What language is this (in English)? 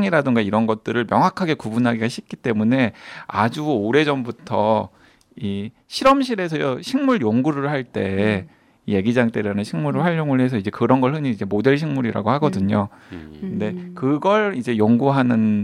Korean